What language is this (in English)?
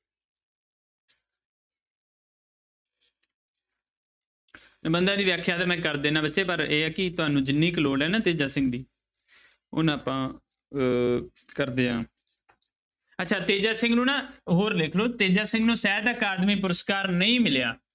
Punjabi